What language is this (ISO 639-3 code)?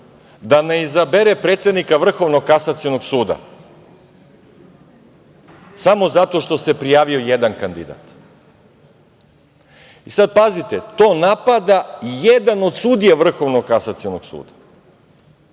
srp